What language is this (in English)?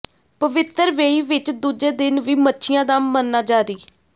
Punjabi